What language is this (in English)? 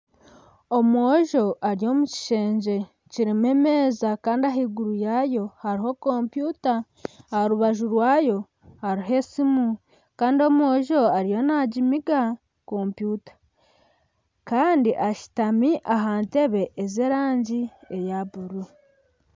Nyankole